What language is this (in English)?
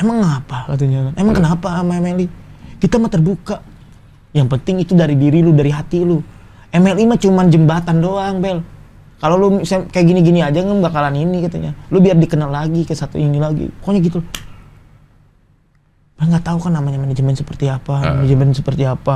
Indonesian